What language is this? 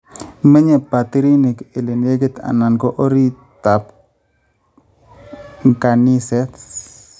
Kalenjin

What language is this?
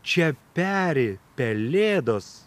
Lithuanian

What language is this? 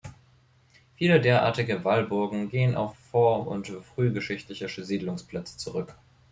German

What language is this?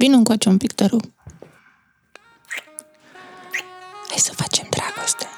Romanian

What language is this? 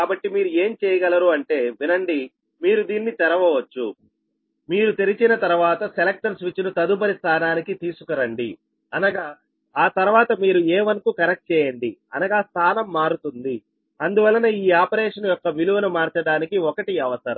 Telugu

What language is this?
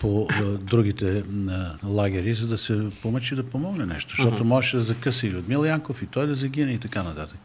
Bulgarian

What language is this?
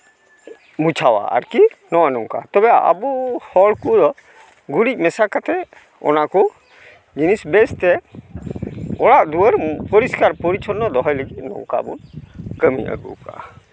Santali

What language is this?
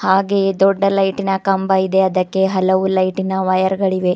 Kannada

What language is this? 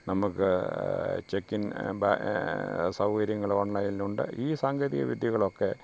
Malayalam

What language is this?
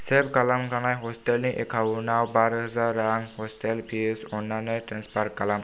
Bodo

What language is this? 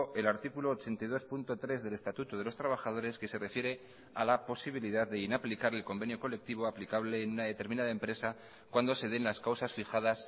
Spanish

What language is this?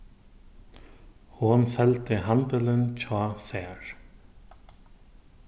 Faroese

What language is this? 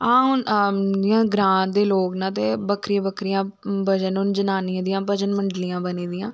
Dogri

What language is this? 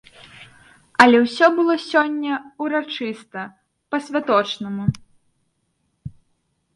Belarusian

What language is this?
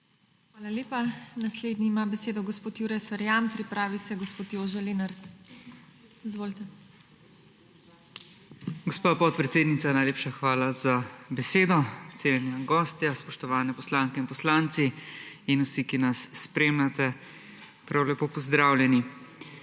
Slovenian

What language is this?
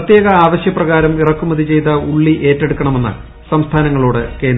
Malayalam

